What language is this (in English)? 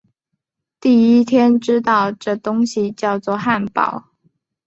Chinese